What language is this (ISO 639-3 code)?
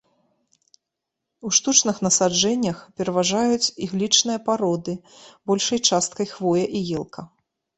bel